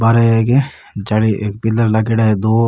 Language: Rajasthani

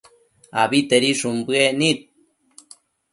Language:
Matsés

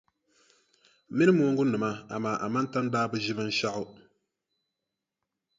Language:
Dagbani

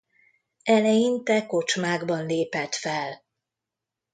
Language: Hungarian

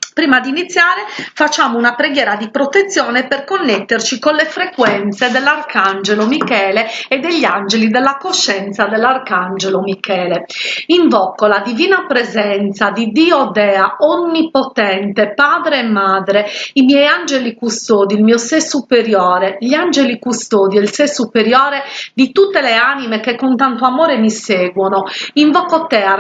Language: Italian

